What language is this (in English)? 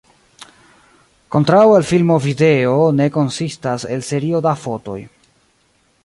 Esperanto